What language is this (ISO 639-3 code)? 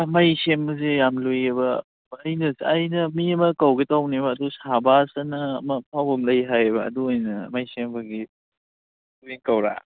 mni